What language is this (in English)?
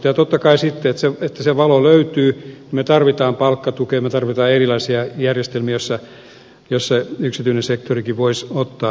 Finnish